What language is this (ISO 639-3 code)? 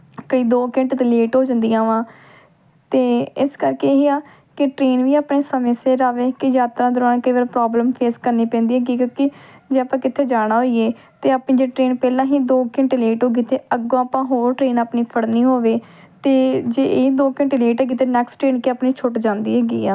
pan